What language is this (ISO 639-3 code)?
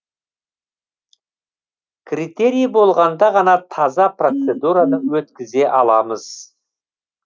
kaz